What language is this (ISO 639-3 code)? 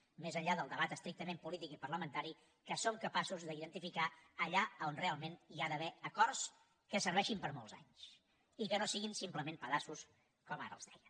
cat